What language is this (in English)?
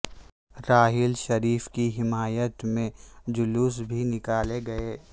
Urdu